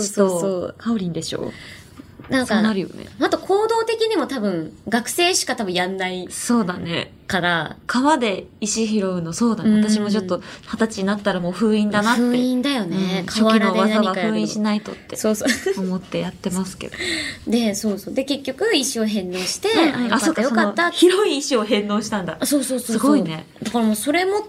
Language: Japanese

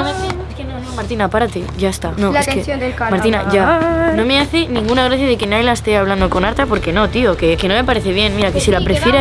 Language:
Spanish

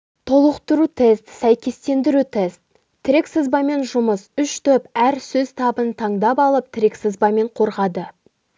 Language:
Kazakh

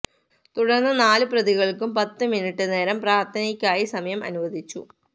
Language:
Malayalam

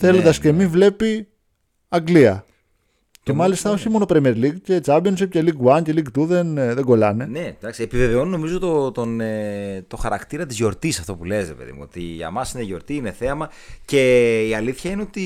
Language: Greek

